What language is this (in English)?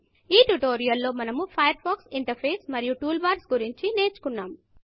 Telugu